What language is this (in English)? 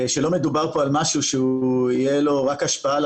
Hebrew